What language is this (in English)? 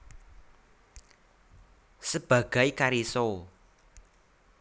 Javanese